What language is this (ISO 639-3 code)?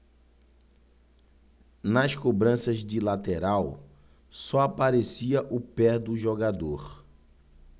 por